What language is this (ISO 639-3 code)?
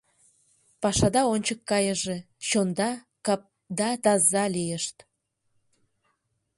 chm